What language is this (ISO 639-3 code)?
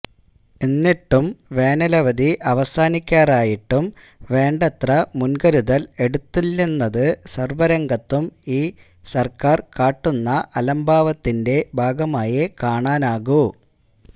mal